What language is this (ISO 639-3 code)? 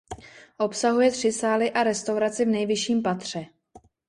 ces